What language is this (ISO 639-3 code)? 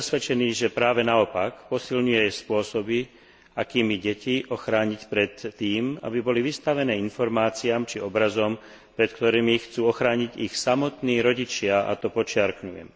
slk